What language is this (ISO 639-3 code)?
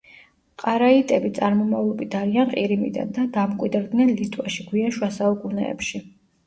kat